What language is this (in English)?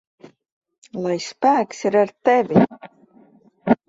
Latvian